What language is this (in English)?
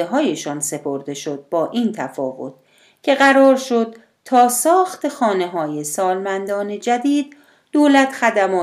Persian